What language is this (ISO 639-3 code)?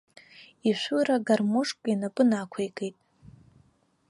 abk